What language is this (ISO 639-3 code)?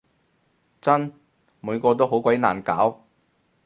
yue